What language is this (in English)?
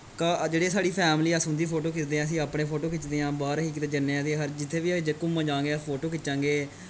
Dogri